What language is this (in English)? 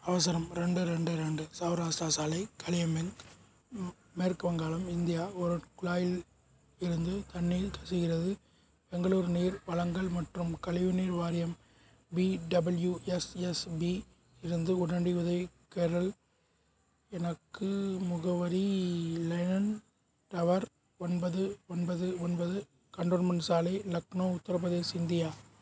Tamil